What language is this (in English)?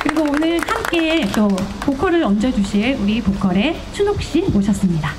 Korean